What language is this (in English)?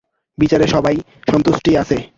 Bangla